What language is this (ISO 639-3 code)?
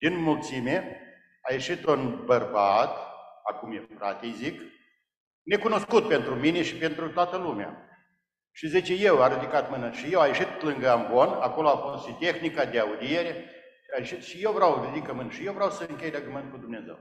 ron